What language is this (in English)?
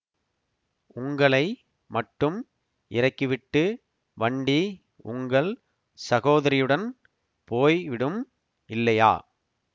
Tamil